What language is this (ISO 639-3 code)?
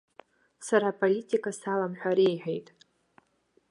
abk